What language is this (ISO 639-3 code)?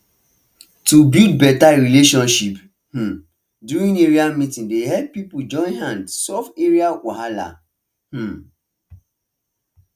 pcm